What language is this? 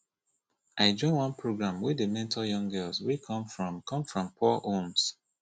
Nigerian Pidgin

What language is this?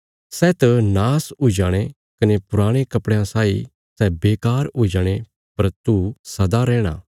Bilaspuri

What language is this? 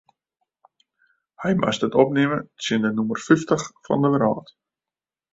Western Frisian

